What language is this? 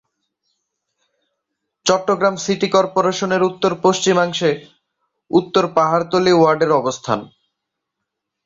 Bangla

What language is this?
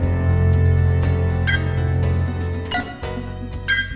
Vietnamese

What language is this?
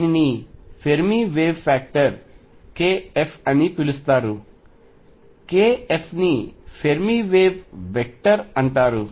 Telugu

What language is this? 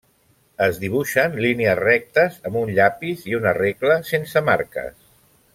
Catalan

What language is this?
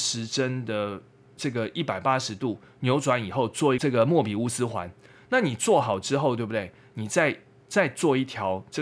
Chinese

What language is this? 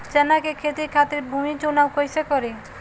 Bhojpuri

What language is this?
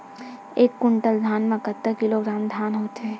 Chhattisgarhi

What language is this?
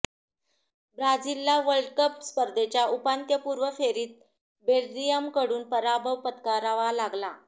Marathi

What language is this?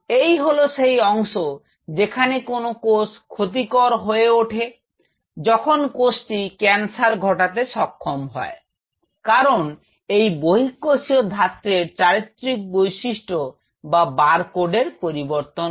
Bangla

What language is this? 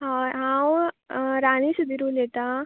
Konkani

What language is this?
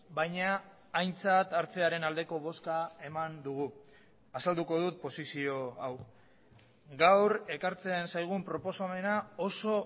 Basque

